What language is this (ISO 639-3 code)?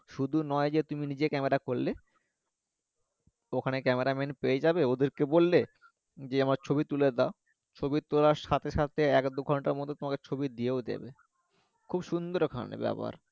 ben